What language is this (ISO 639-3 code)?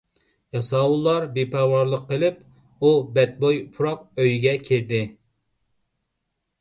uig